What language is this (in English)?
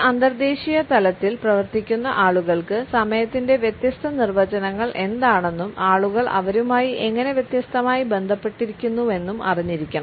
Malayalam